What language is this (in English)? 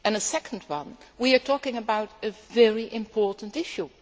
English